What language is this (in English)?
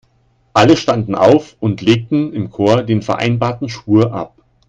German